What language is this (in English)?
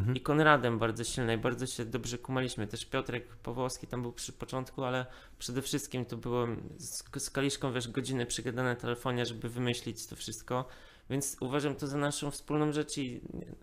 Polish